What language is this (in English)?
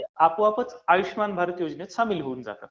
Marathi